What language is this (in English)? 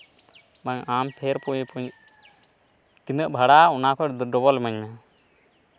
Santali